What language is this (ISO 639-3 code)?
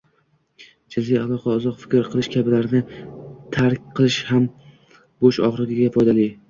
uzb